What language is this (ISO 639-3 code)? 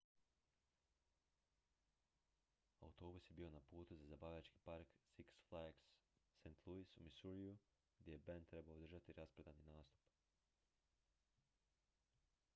hrv